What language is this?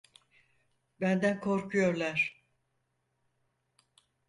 Turkish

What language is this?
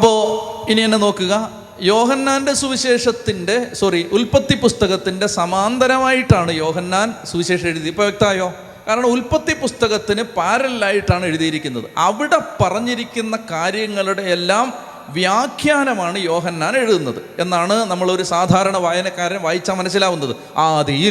Malayalam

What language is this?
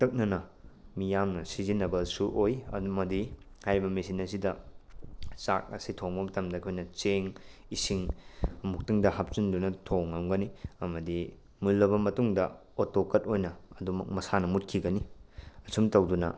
Manipuri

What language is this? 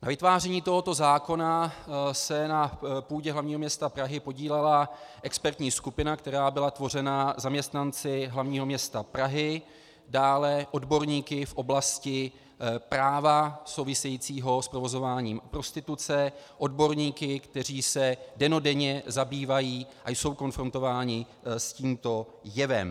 Czech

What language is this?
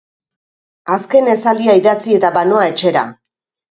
Basque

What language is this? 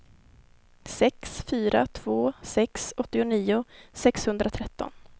Swedish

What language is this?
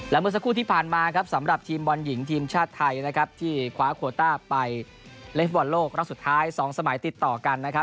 Thai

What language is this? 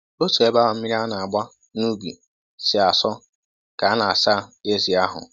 Igbo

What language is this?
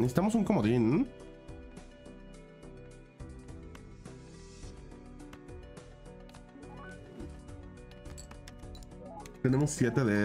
Spanish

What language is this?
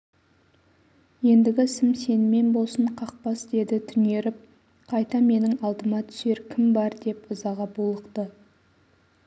Kazakh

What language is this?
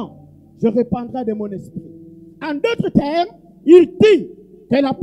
French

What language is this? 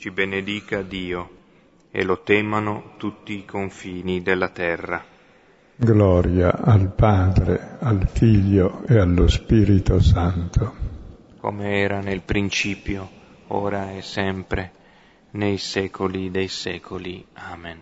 Italian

